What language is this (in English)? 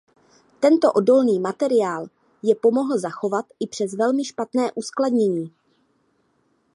Czech